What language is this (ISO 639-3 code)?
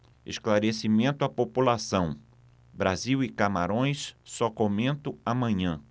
por